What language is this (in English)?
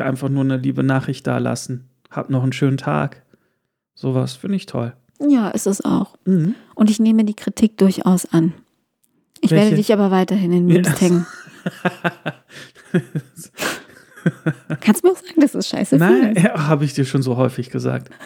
German